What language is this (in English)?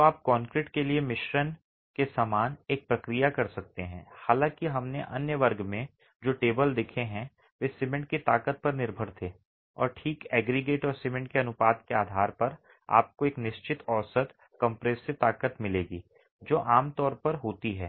Hindi